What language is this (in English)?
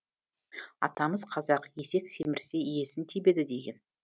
Kazakh